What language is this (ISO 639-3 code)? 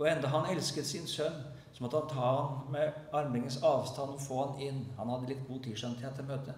nor